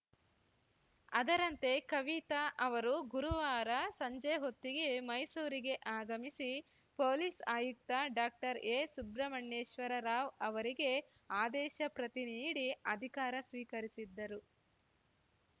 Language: Kannada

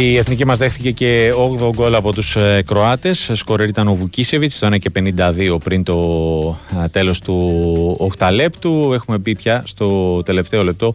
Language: Greek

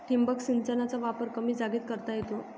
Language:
Marathi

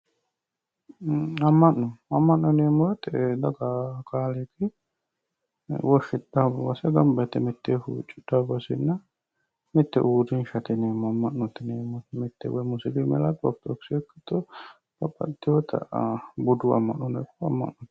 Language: Sidamo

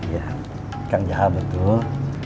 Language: Indonesian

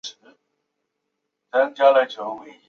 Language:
Chinese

